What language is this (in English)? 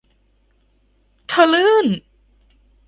Thai